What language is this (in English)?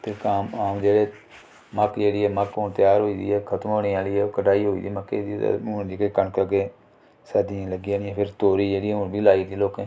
Dogri